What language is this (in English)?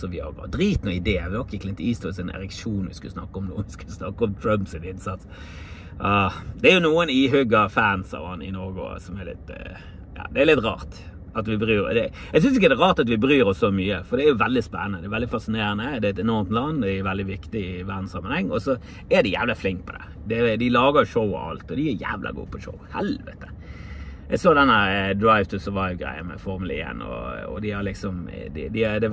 Norwegian